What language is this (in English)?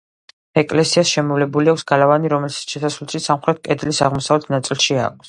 Georgian